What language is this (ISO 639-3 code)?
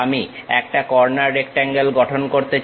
ben